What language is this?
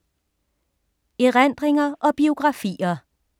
Danish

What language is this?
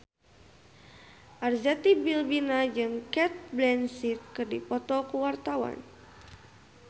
Sundanese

